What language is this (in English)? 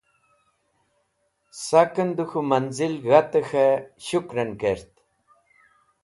Wakhi